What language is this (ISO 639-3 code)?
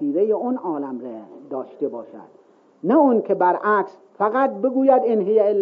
fas